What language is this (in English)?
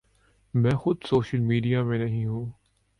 Urdu